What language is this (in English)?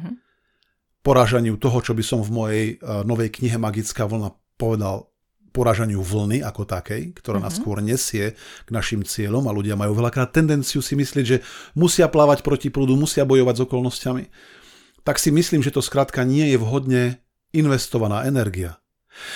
Slovak